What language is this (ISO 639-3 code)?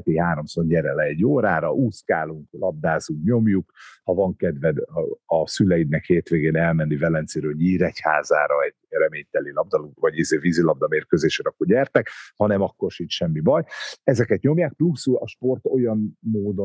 hun